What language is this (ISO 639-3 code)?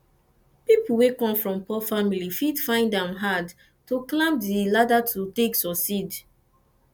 pcm